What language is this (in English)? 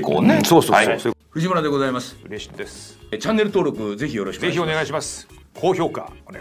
Japanese